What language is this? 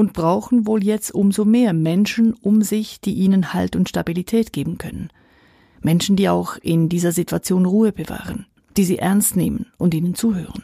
German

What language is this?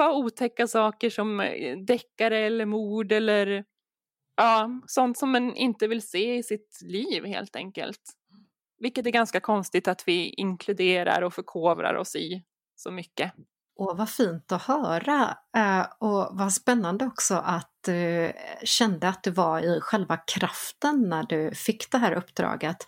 Swedish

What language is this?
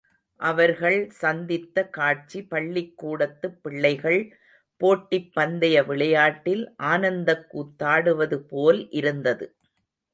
Tamil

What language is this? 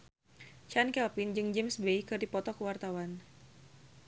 Sundanese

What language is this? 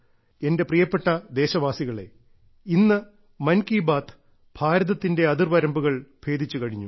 Malayalam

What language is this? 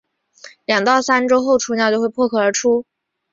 Chinese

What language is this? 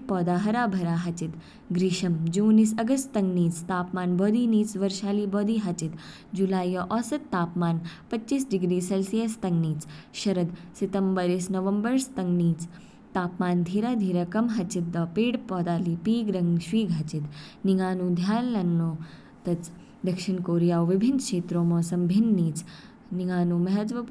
Kinnauri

